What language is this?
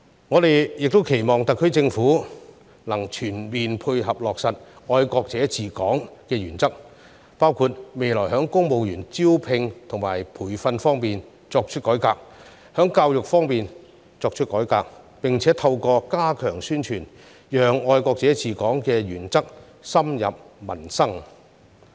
Cantonese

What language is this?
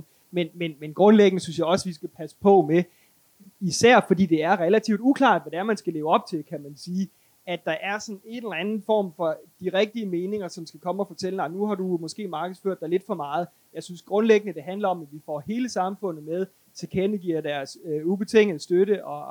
Danish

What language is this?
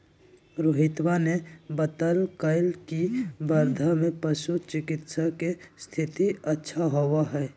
Magahi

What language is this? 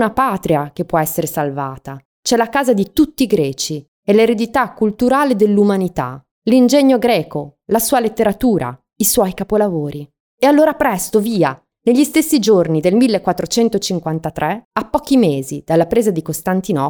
Italian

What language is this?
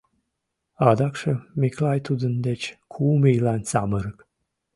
Mari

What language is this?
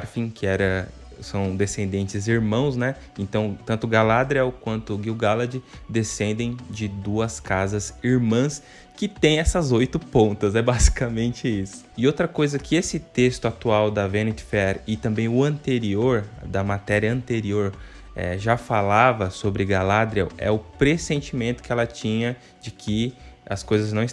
Portuguese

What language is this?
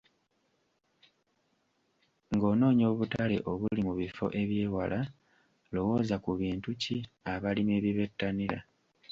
Ganda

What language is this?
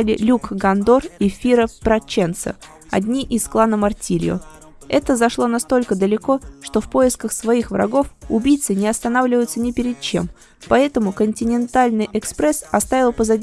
Russian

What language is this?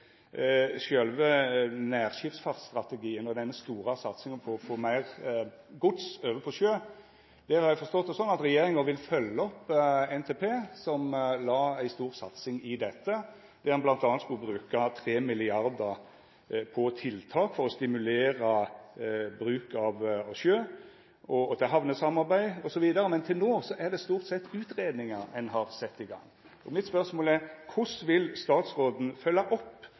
Norwegian Nynorsk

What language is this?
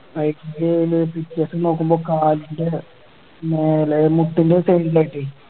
Malayalam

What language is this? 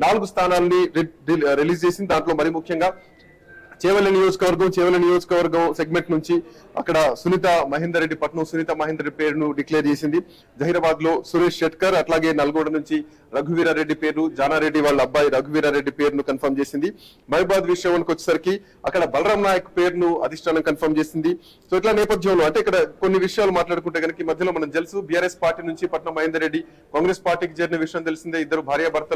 Telugu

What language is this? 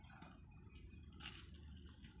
Kannada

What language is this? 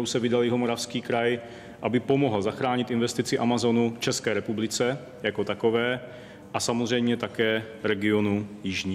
Czech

